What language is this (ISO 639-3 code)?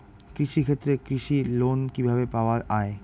ben